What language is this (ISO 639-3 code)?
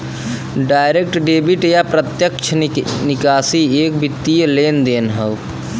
bho